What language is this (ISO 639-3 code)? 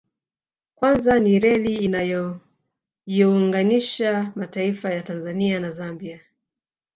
swa